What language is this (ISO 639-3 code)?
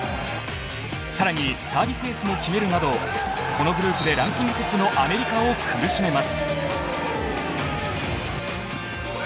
jpn